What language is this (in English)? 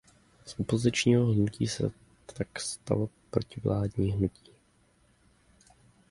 Czech